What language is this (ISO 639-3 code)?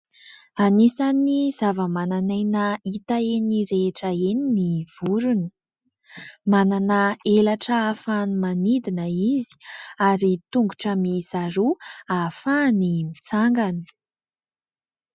mlg